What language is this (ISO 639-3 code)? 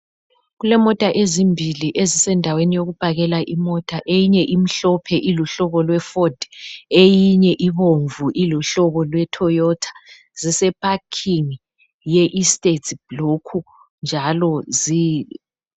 nde